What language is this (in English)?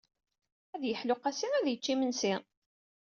Kabyle